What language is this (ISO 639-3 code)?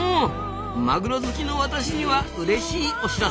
jpn